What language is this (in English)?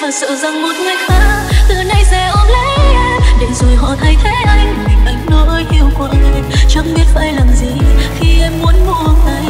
Vietnamese